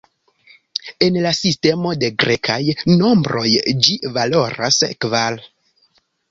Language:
Esperanto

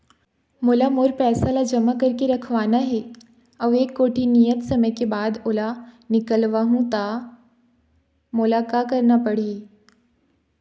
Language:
Chhattisgarhi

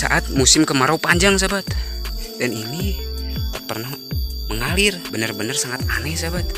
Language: Indonesian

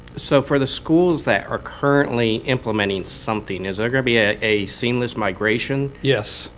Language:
English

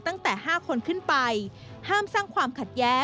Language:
Thai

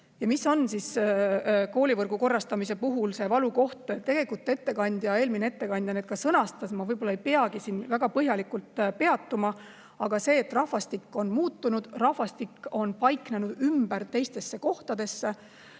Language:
Estonian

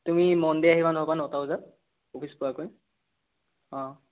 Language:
Assamese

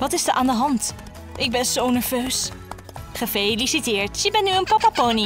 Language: Dutch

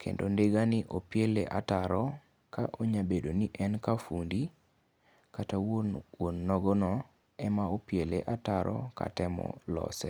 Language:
Luo (Kenya and Tanzania)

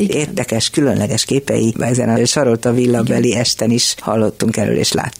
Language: Hungarian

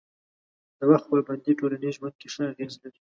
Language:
Pashto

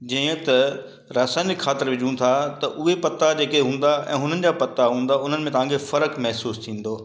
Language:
Sindhi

